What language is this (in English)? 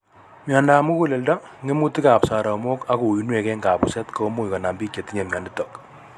Kalenjin